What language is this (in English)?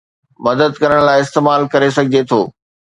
Sindhi